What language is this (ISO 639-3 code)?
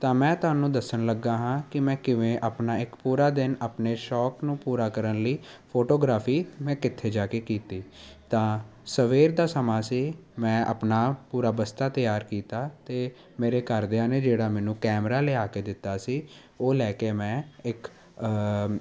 pan